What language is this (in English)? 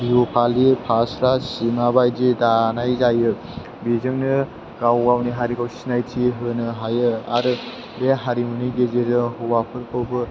Bodo